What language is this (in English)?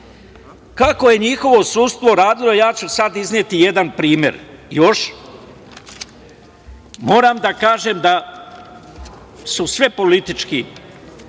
Serbian